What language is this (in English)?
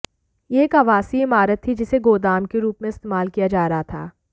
Hindi